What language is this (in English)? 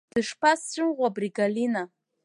Abkhazian